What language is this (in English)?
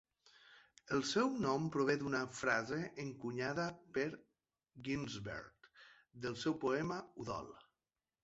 Catalan